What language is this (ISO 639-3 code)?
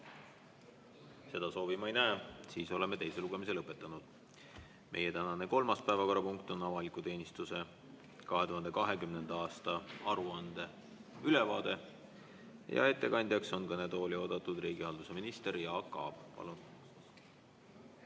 est